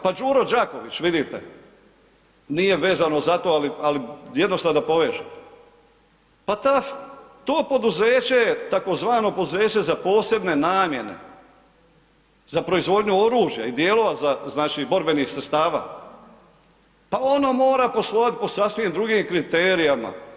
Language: Croatian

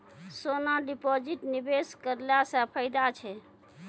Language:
Maithili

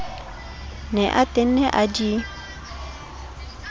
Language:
Southern Sotho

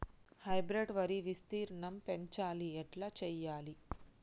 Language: Telugu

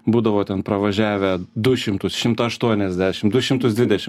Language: Lithuanian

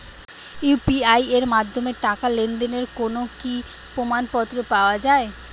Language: Bangla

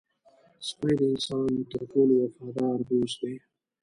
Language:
Pashto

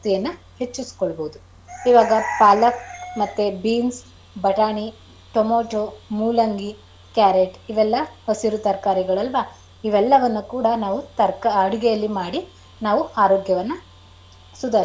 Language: Kannada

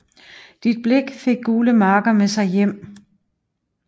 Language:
Danish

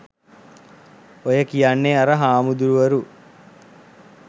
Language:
Sinhala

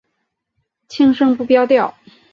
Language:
Chinese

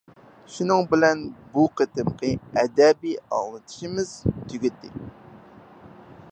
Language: Uyghur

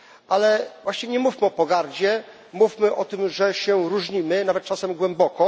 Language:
Polish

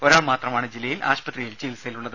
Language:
Malayalam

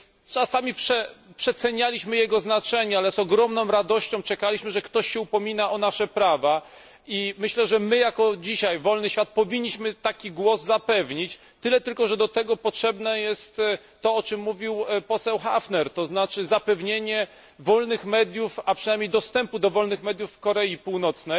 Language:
Polish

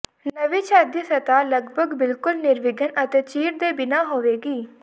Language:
Punjabi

